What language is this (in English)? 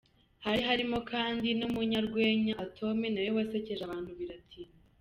Kinyarwanda